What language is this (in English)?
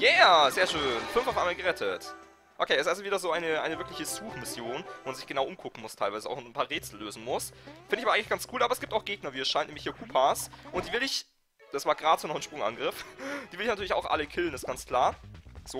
German